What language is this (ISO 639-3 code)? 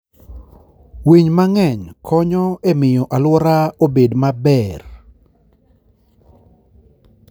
luo